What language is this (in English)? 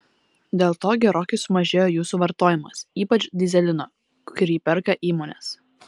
Lithuanian